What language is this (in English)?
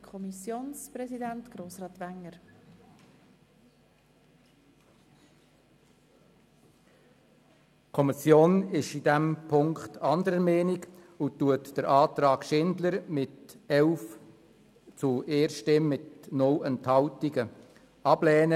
Swiss German